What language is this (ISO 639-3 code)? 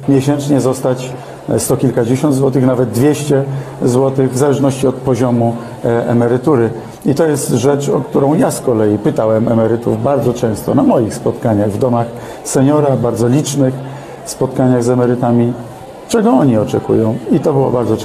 pol